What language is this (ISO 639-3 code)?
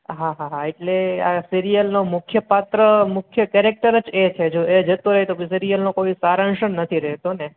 guj